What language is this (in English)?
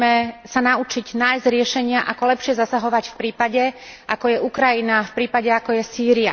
Slovak